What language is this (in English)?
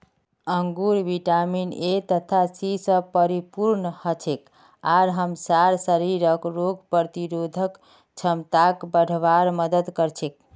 Magahi